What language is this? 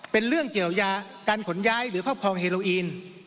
Thai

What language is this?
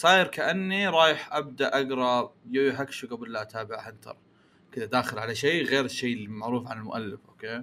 Arabic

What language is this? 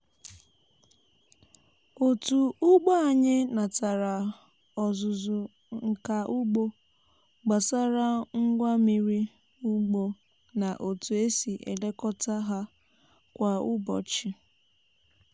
Igbo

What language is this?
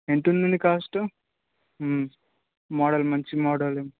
Telugu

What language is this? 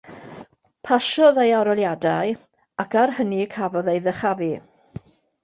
Welsh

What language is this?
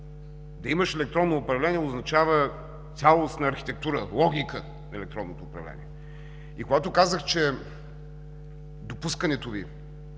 Bulgarian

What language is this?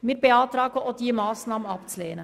Swiss German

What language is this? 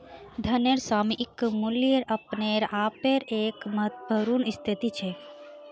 Magahi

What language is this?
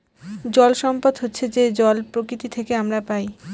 Bangla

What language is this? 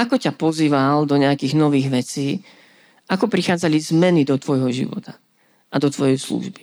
Slovak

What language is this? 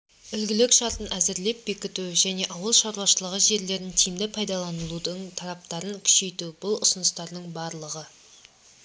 Kazakh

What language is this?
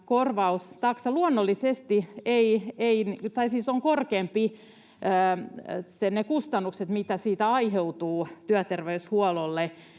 Finnish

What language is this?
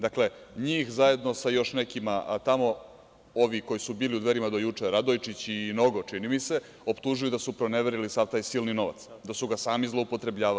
Serbian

